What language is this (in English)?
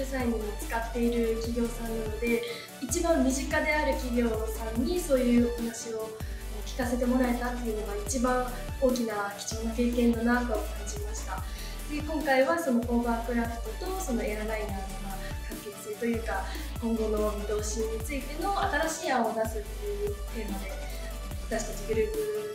Japanese